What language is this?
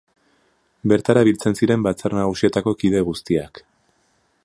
Basque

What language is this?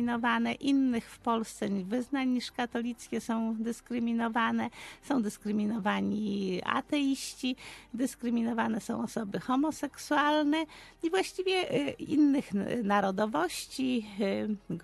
Polish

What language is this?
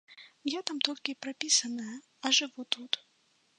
Belarusian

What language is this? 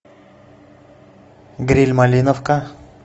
Russian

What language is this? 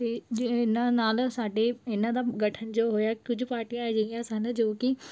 Punjabi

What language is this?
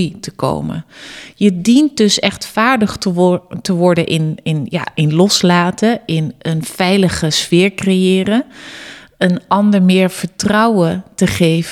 Dutch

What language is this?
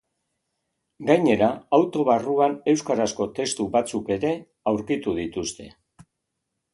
Basque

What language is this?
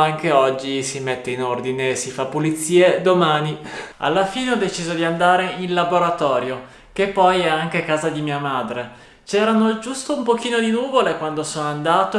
Italian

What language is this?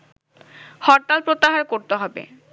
Bangla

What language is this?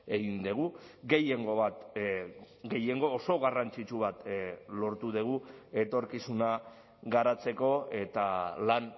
Basque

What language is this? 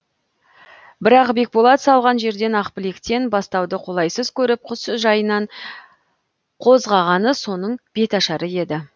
Kazakh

